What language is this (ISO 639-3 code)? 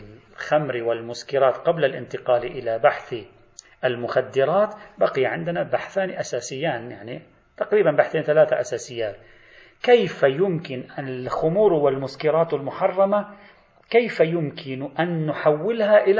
ara